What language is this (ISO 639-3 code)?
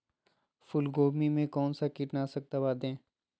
mag